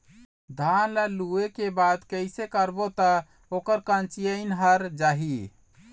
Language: Chhattisgarhi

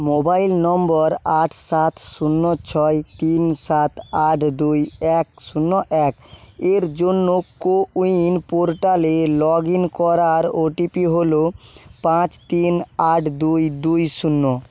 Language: Bangla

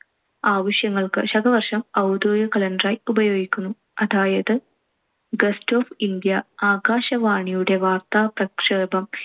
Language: Malayalam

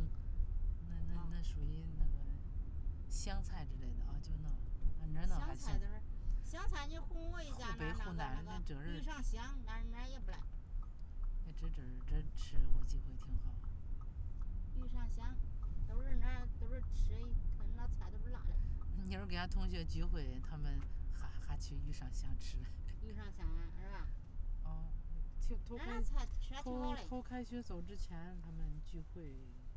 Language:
Chinese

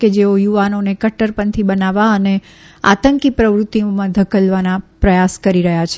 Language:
Gujarati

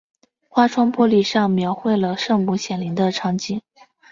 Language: Chinese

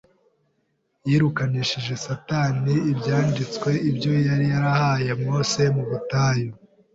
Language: Kinyarwanda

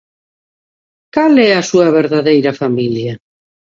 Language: Galician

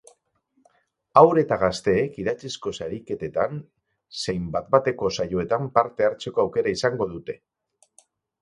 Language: Basque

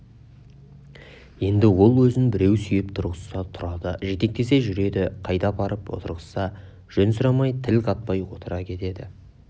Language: Kazakh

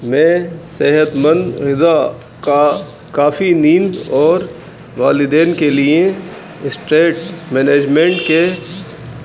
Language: Urdu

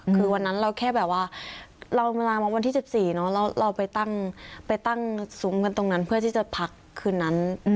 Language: Thai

